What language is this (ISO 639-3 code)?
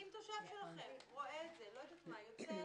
heb